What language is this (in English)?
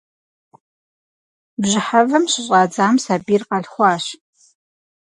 Kabardian